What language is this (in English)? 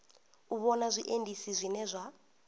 Venda